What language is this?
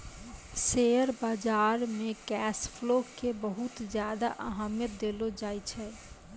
Maithili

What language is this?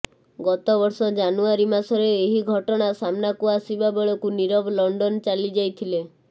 Odia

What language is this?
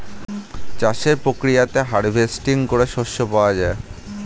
Bangla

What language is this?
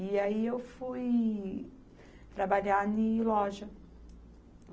Portuguese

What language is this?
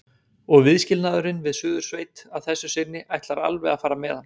Icelandic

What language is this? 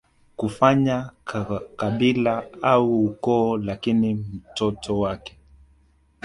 Swahili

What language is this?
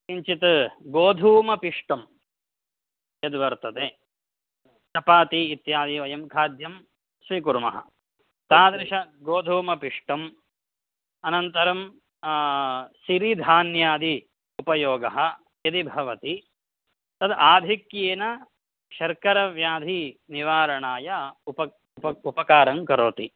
Sanskrit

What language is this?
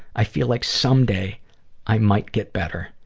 English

